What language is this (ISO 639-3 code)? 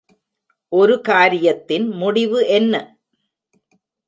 tam